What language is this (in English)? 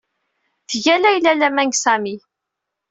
Kabyle